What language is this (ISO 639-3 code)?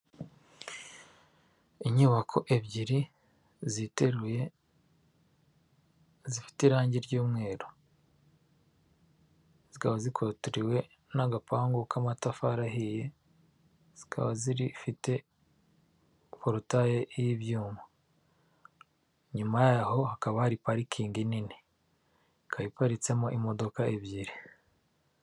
kin